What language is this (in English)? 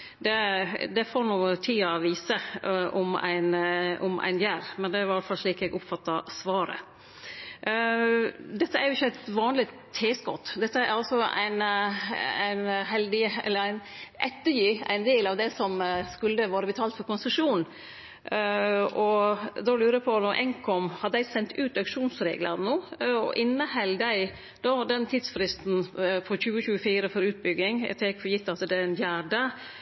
Norwegian Nynorsk